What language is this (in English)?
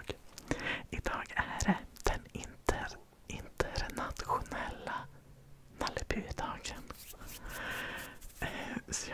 Swedish